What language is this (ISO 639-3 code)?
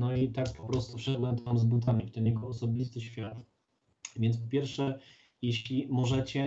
pol